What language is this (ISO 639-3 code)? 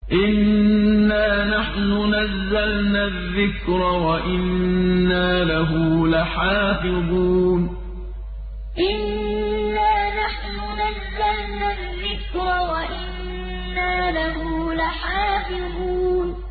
ara